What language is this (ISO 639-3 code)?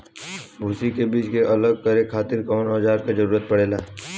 bho